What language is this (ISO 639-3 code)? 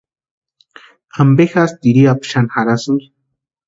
pua